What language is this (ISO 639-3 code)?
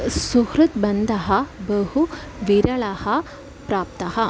san